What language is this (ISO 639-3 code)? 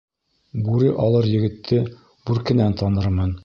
bak